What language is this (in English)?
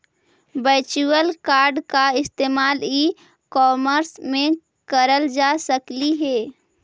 Magahi